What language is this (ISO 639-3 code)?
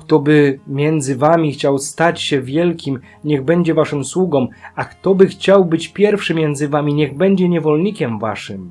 pol